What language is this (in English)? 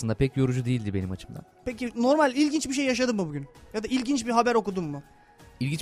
Turkish